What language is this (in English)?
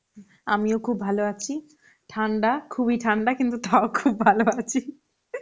Bangla